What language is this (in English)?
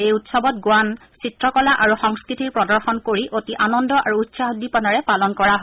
Assamese